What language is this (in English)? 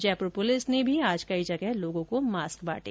Hindi